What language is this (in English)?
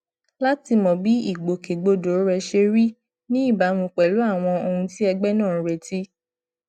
Yoruba